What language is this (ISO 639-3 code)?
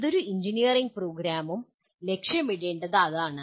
mal